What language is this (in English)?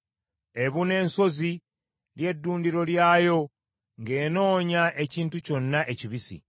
Ganda